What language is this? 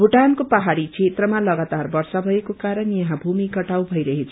Nepali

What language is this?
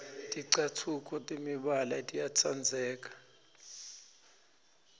Swati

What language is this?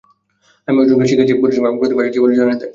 Bangla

